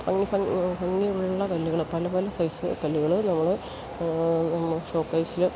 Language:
Malayalam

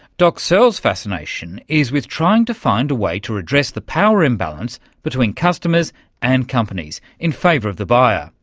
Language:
English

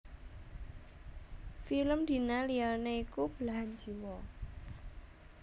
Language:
Javanese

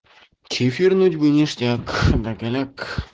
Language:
Russian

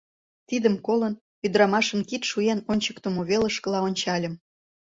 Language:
Mari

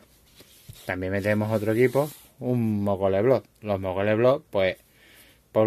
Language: Spanish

